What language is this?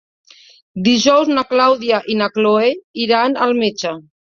Catalan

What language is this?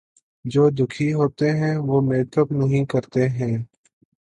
Urdu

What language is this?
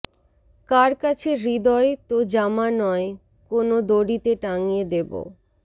Bangla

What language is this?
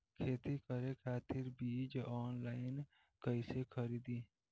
Bhojpuri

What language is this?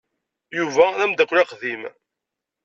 Kabyle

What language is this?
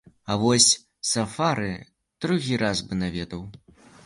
Belarusian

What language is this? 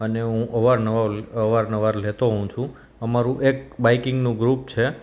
Gujarati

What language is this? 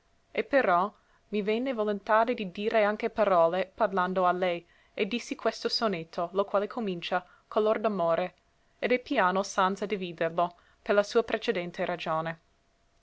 Italian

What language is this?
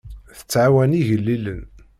Kabyle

